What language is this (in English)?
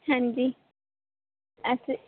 Punjabi